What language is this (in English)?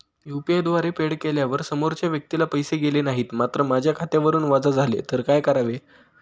Marathi